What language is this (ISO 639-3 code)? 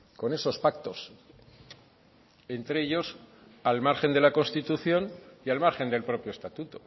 spa